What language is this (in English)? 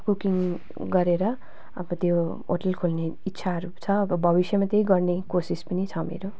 Nepali